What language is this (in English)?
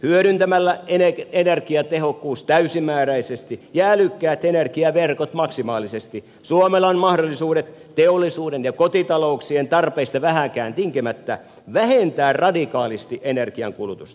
Finnish